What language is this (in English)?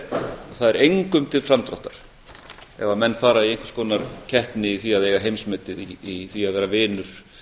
Icelandic